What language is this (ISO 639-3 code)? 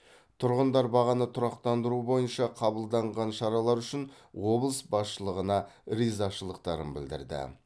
kaz